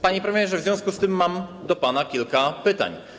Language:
Polish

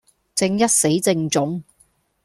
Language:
Cantonese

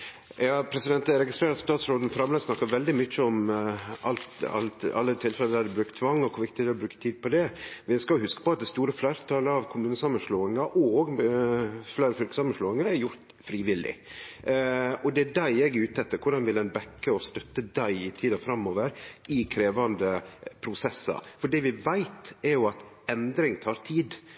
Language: Norwegian Nynorsk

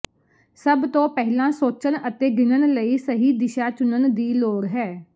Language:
Punjabi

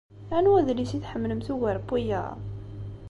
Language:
Kabyle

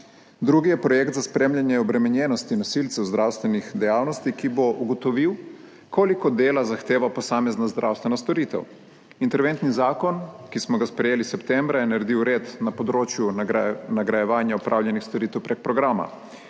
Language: Slovenian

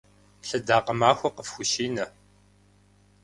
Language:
Kabardian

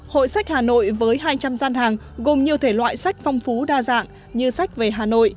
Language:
Vietnamese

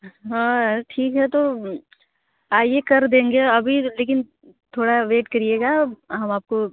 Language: Hindi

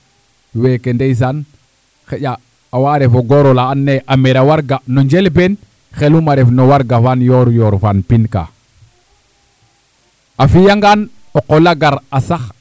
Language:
Serer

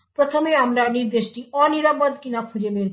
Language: Bangla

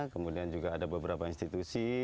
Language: Indonesian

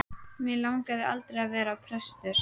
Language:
Icelandic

